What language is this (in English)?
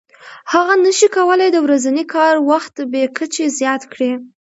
Pashto